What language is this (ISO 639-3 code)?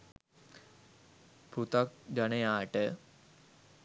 sin